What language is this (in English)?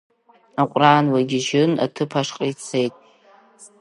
Abkhazian